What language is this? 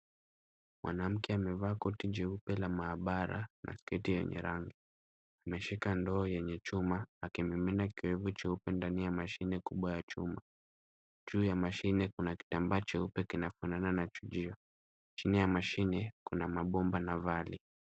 Swahili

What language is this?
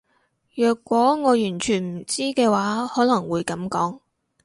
Cantonese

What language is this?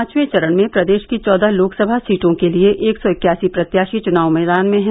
Hindi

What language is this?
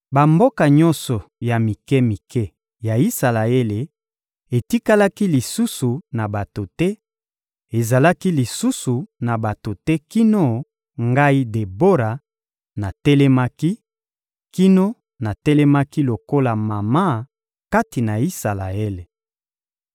Lingala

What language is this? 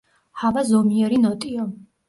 Georgian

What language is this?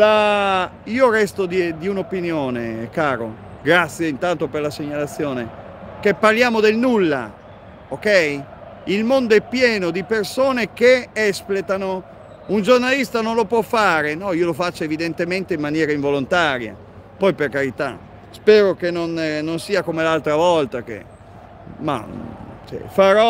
Italian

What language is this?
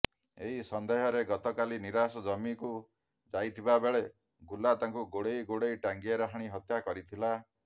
Odia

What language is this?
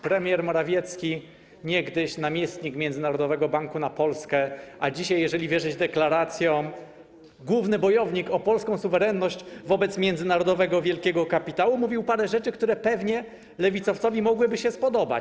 Polish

